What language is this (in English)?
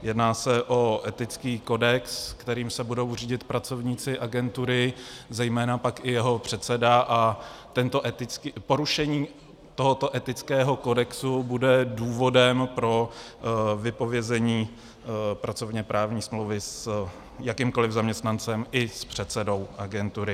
Czech